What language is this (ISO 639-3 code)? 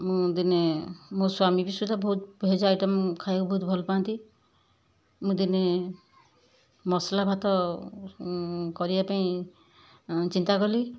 ori